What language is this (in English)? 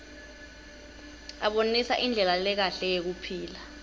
Swati